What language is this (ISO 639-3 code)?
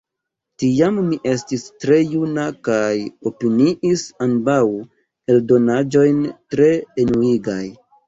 epo